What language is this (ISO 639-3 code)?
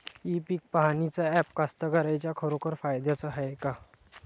mar